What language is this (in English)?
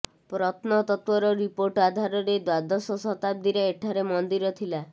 Odia